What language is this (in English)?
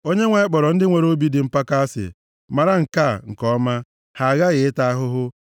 Igbo